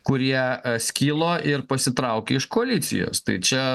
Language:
Lithuanian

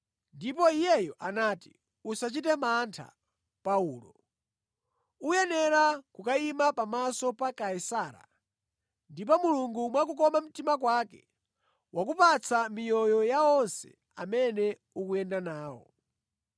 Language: Nyanja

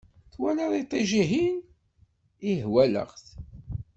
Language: Kabyle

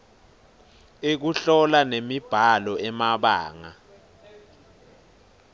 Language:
Swati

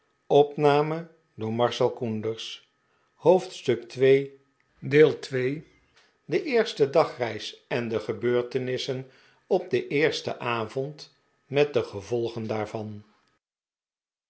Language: Dutch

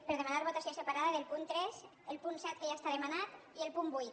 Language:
Catalan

